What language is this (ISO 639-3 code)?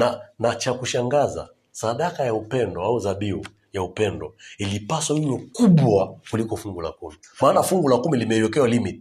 swa